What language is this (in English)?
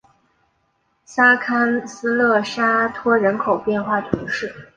Chinese